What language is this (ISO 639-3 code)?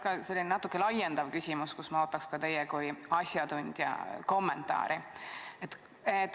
est